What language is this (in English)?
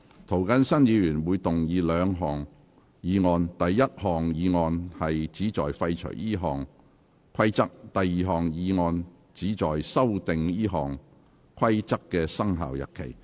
Cantonese